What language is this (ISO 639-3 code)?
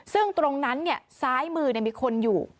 tha